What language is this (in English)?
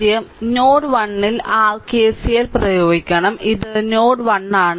Malayalam